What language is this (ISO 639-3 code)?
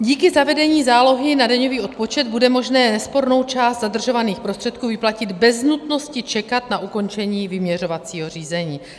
ces